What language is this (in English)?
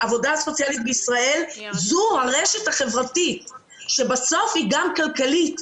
Hebrew